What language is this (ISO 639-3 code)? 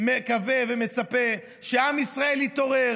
heb